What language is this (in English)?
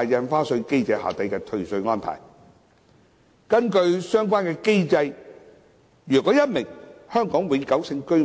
Cantonese